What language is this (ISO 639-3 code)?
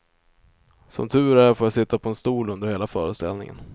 swe